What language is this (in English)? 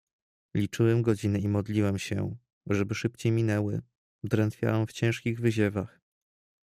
Polish